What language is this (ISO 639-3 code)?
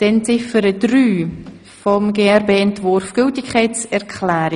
gsw